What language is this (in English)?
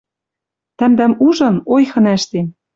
Western Mari